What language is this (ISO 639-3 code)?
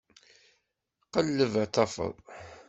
kab